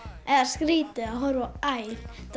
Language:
Icelandic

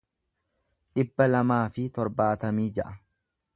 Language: Oromo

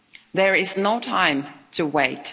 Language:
English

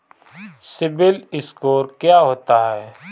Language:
Hindi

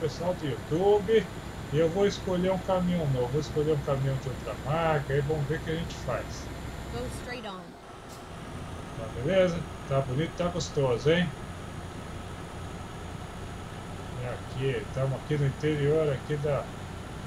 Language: Portuguese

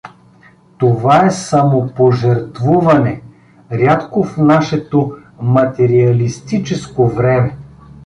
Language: Bulgarian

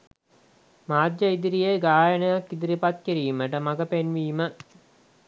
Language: Sinhala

